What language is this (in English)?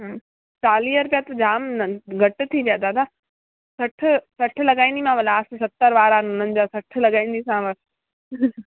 Sindhi